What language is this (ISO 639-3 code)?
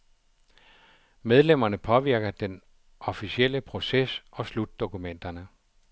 dan